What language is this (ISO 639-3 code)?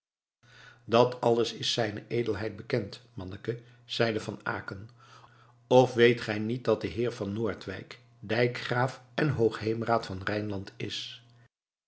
nld